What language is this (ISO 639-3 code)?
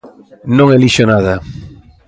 glg